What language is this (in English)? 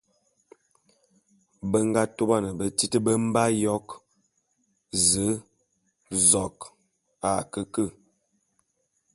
Bulu